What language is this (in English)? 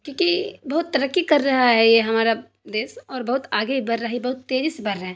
Urdu